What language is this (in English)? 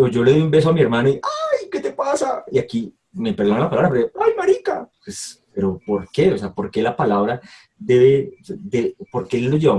Spanish